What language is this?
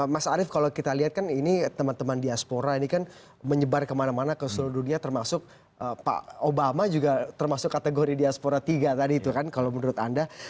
Indonesian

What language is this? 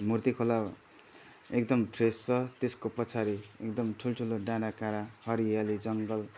Nepali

